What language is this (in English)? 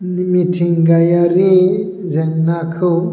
Bodo